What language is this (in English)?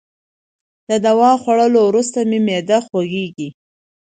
Pashto